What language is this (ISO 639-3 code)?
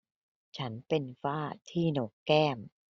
tha